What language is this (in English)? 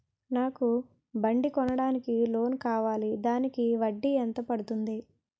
Telugu